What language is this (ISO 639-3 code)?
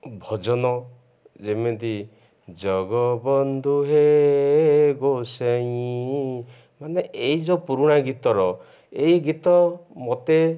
ori